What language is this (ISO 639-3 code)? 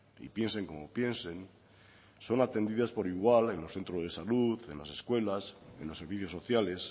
spa